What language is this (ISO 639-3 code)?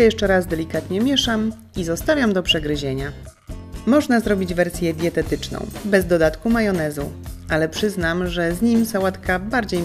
pol